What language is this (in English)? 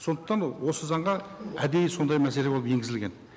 Kazakh